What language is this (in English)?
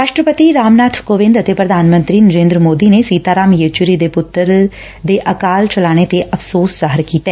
Punjabi